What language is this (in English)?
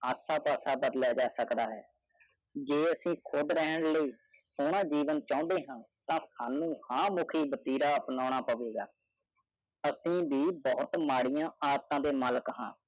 Punjabi